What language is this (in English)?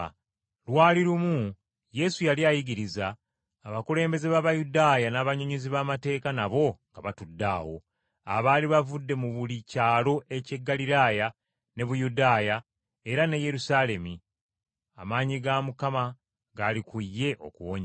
Ganda